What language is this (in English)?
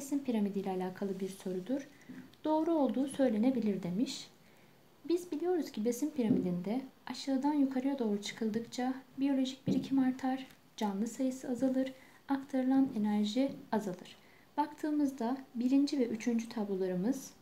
Turkish